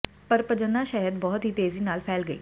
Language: Punjabi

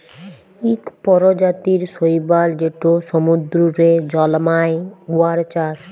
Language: Bangla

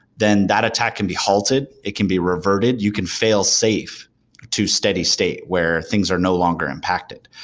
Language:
English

